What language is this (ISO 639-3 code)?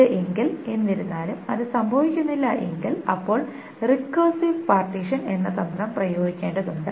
mal